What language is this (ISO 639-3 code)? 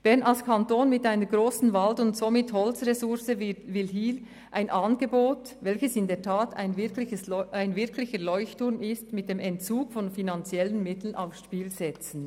gsw